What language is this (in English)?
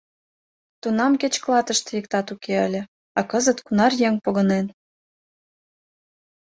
Mari